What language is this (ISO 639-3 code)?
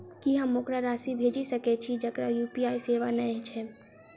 mai